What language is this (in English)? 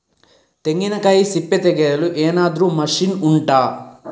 Kannada